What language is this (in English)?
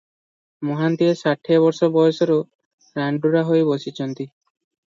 Odia